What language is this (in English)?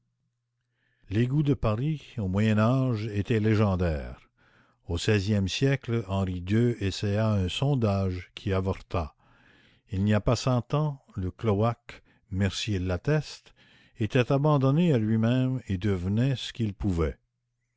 French